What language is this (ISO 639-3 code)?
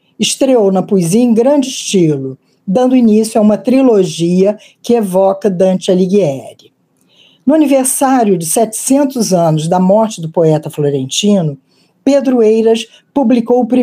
por